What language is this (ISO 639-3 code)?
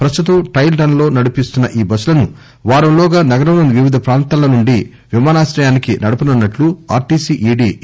tel